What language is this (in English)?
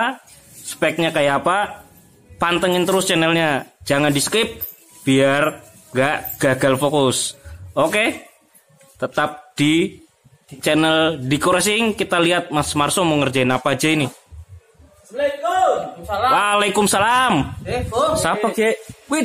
Indonesian